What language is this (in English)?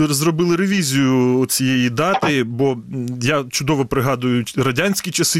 Ukrainian